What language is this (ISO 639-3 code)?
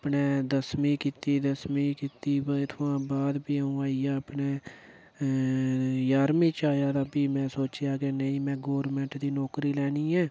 doi